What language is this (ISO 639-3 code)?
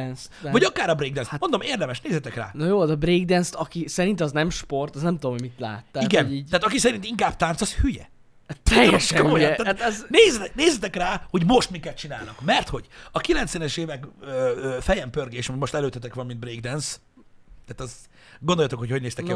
hun